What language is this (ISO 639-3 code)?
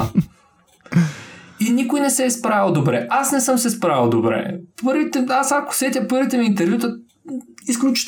bul